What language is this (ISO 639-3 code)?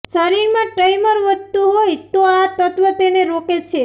guj